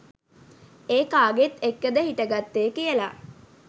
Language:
Sinhala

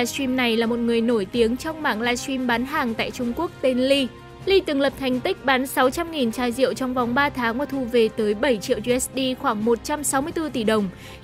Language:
Vietnamese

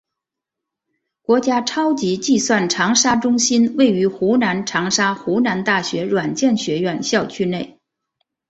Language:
Chinese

